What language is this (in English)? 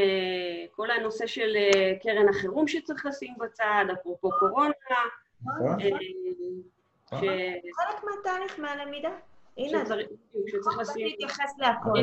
Hebrew